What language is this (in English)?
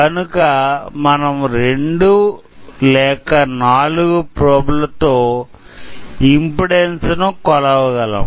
Telugu